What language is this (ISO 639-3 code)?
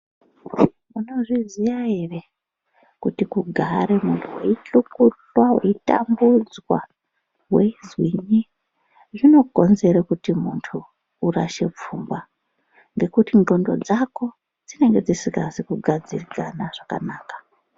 ndc